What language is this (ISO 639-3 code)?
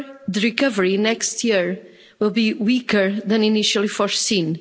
eng